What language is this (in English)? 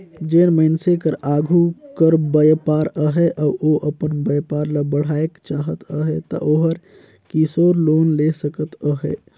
Chhattisgarhi